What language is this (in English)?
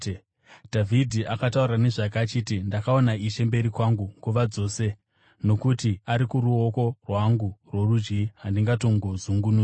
Shona